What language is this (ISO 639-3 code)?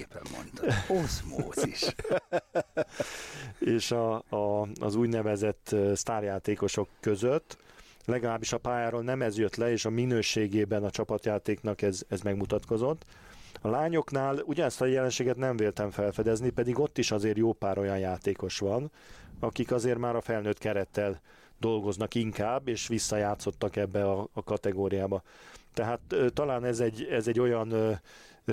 hun